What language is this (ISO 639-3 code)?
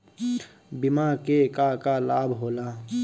bho